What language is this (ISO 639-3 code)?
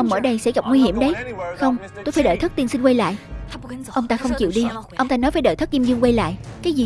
vie